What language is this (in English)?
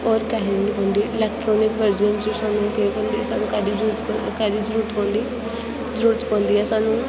Dogri